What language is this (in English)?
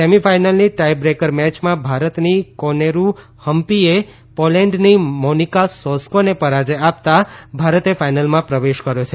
Gujarati